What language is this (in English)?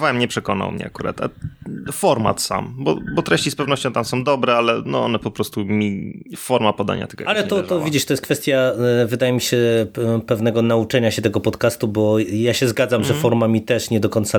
Polish